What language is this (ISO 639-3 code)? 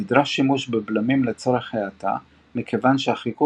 heb